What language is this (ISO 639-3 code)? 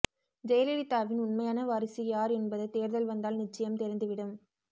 tam